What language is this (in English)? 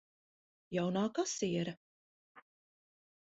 Latvian